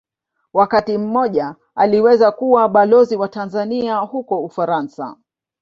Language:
Swahili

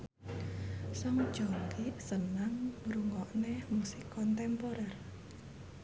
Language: Javanese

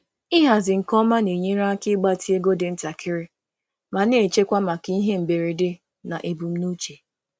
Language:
Igbo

